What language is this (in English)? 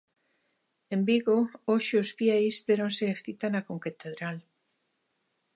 Galician